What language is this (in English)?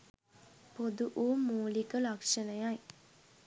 Sinhala